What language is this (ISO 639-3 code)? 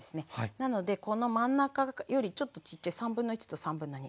jpn